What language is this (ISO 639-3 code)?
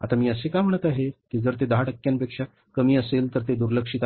mar